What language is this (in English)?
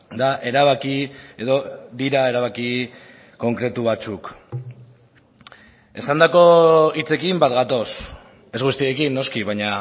Basque